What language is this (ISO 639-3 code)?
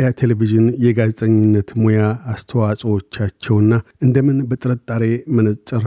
amh